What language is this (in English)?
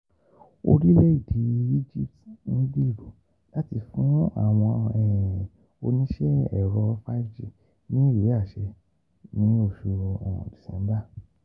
Yoruba